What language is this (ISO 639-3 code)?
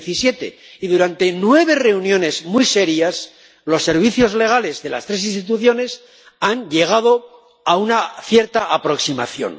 spa